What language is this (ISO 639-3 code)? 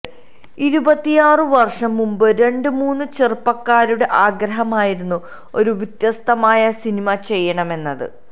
mal